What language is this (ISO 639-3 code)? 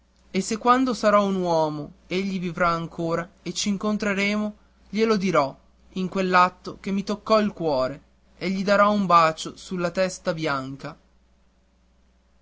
ita